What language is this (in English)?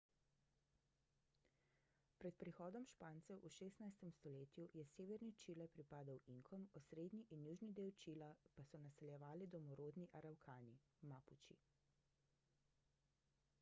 Slovenian